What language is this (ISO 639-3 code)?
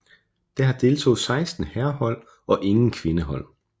dan